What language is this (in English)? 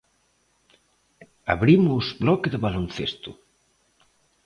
Galician